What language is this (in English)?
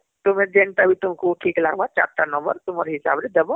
Odia